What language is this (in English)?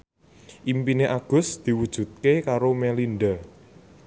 Javanese